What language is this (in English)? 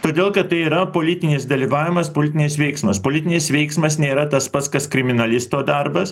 Lithuanian